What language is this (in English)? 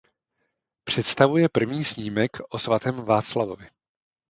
Czech